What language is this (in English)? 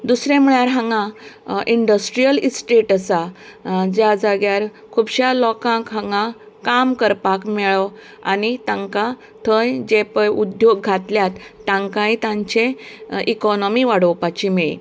Konkani